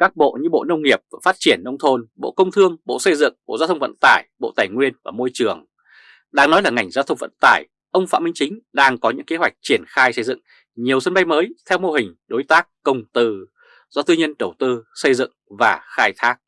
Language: Vietnamese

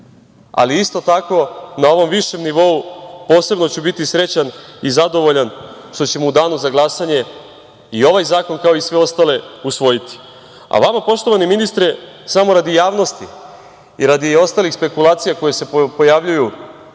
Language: Serbian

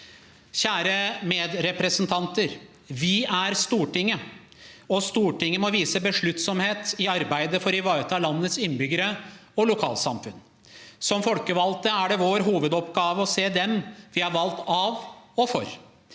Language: Norwegian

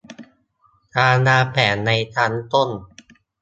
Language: Thai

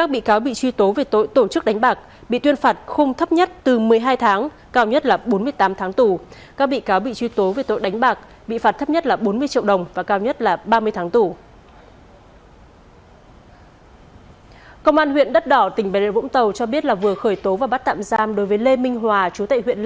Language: Vietnamese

